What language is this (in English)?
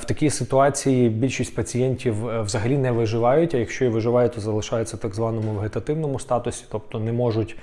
Ukrainian